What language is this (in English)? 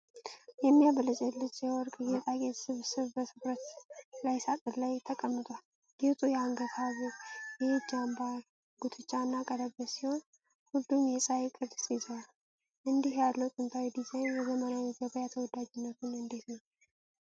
Amharic